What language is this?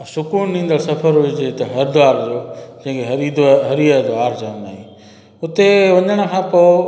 Sindhi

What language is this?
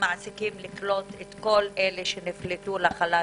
Hebrew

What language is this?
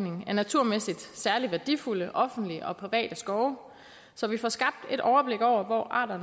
Danish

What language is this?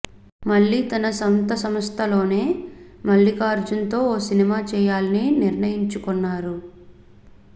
Telugu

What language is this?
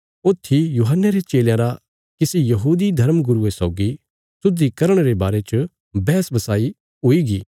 Bilaspuri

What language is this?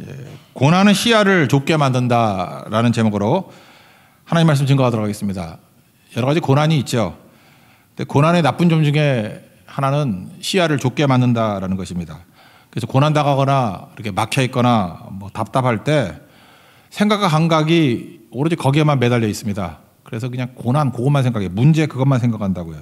Korean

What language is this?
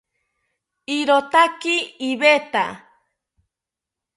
South Ucayali Ashéninka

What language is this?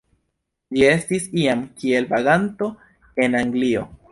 Esperanto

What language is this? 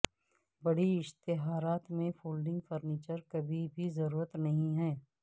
Urdu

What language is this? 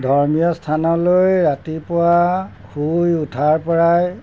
Assamese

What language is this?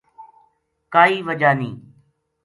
Gujari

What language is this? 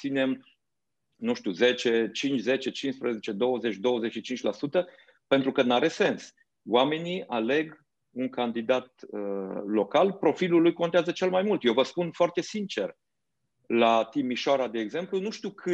Romanian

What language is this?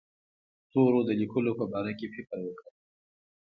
Pashto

